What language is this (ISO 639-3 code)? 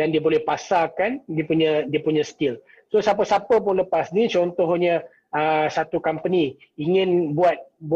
msa